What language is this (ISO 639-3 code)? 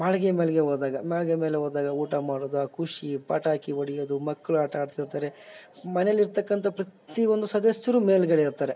kan